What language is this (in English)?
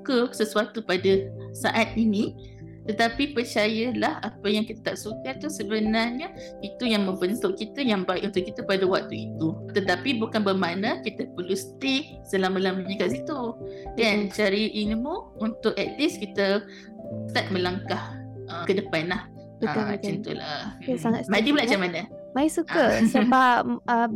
Malay